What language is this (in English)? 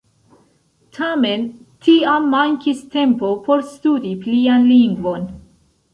Esperanto